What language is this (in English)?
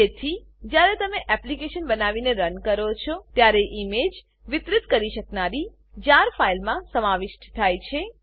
Gujarati